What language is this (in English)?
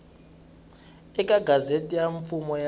Tsonga